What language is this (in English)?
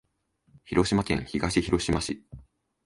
Japanese